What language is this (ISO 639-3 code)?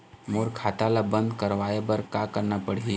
hne